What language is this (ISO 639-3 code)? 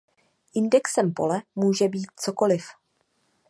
ces